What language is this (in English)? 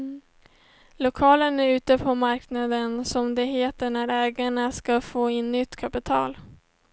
Swedish